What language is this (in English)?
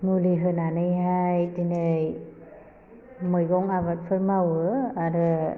Bodo